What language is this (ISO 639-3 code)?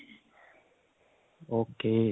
pan